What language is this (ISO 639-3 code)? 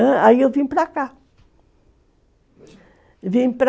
por